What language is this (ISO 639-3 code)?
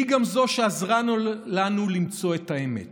heb